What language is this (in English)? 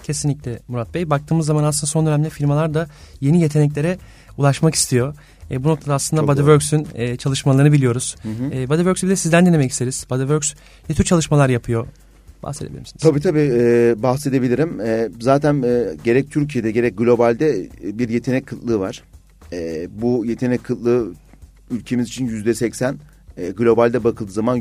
Turkish